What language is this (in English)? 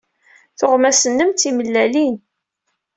Kabyle